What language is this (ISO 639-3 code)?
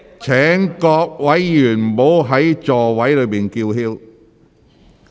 yue